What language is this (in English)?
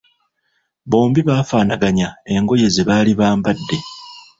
Ganda